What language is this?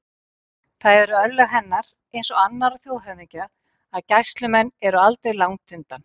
Icelandic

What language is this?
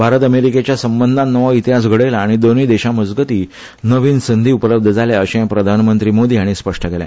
Konkani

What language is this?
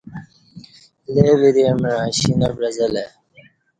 Kati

